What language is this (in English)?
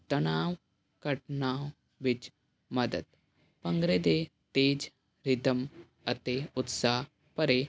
Punjabi